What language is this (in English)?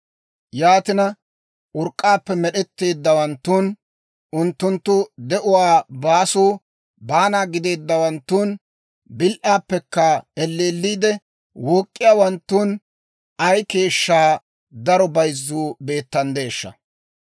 Dawro